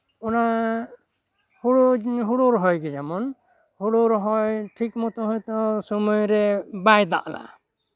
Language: Santali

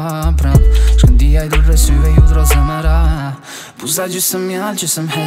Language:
Polish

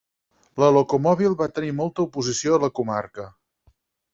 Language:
Catalan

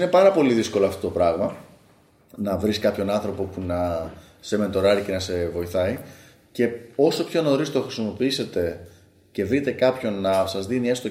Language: Greek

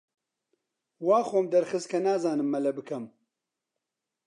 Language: Central Kurdish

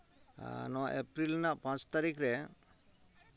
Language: Santali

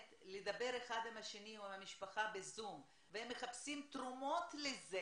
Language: Hebrew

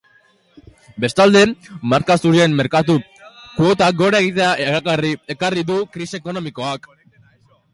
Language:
Basque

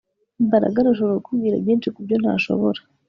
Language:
Kinyarwanda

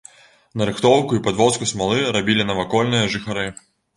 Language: Belarusian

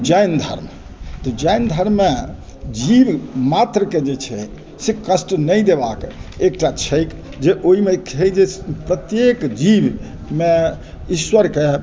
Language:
Maithili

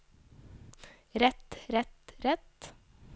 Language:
Norwegian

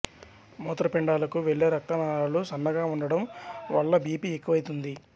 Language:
Telugu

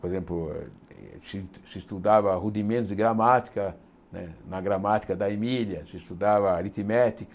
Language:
Portuguese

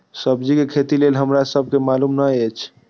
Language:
Maithili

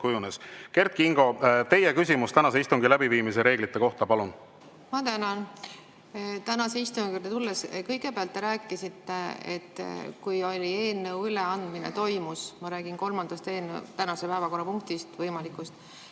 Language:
Estonian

